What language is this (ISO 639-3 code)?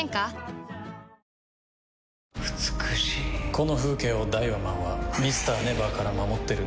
jpn